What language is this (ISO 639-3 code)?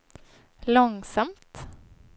swe